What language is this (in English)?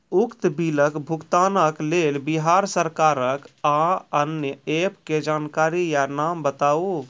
Maithili